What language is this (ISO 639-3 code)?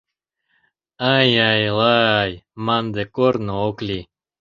chm